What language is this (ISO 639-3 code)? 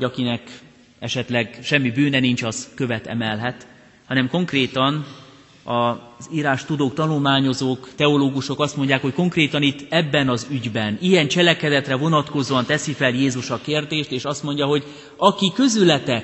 hun